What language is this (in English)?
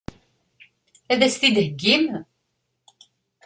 Kabyle